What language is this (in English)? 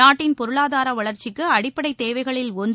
Tamil